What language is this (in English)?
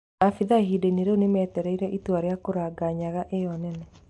Kikuyu